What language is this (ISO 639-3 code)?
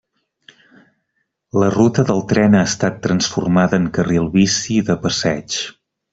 cat